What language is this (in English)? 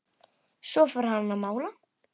Icelandic